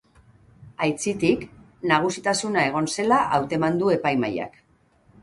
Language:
Basque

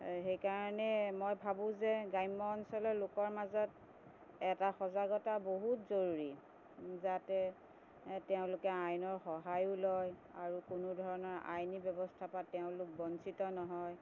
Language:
Assamese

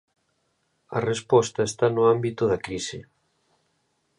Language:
Galician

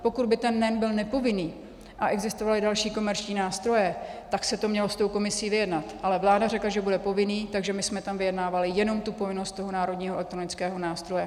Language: Czech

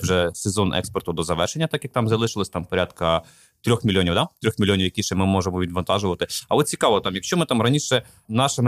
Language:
Ukrainian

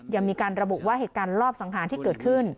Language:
Thai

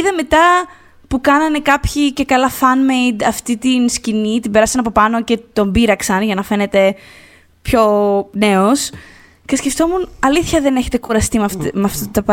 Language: Greek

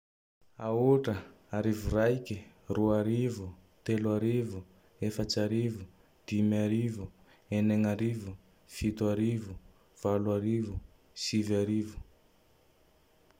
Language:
Tandroy-Mahafaly Malagasy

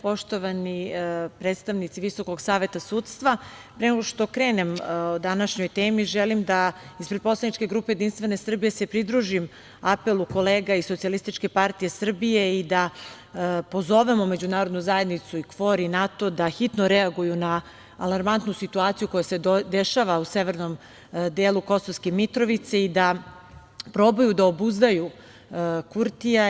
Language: Serbian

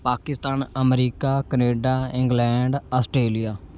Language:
Punjabi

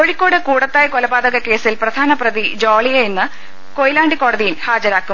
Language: Malayalam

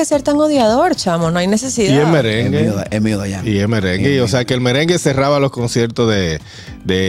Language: Spanish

